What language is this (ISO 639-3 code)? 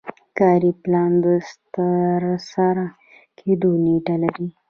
pus